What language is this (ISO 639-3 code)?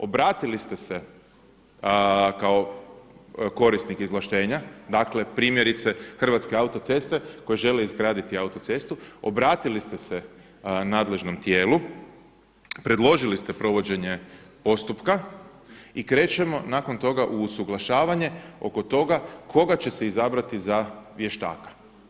hrv